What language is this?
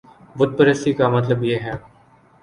Urdu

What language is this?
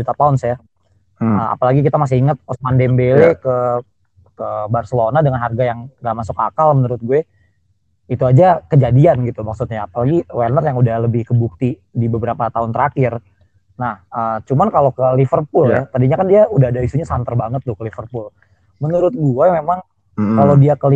Indonesian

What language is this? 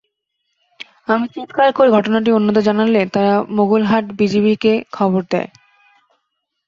Bangla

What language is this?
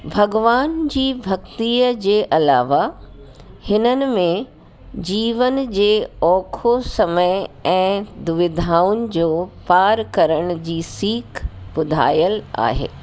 Sindhi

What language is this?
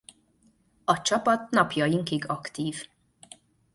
Hungarian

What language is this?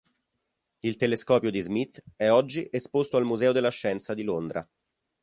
Italian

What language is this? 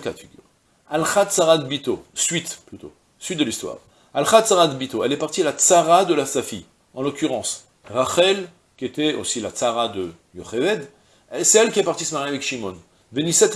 French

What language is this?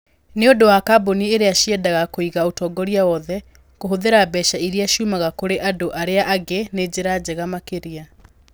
Kikuyu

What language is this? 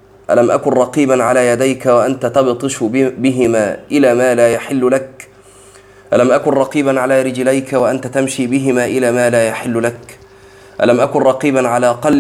Arabic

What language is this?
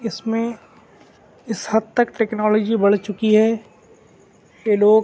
Urdu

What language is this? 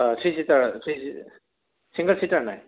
Assamese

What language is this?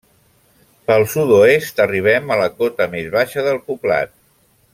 Catalan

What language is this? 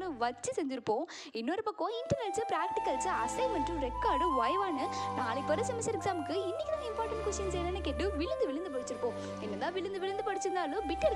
Tamil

